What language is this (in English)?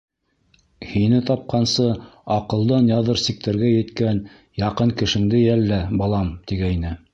Bashkir